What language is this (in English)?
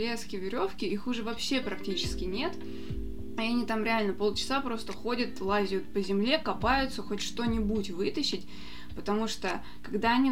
Russian